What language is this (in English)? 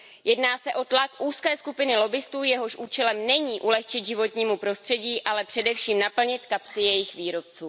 Czech